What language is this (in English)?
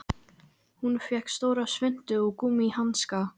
Icelandic